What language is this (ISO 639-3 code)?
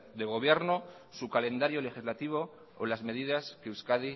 spa